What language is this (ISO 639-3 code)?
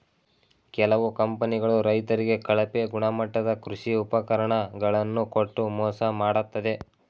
kan